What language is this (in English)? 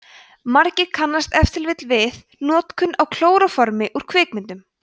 Icelandic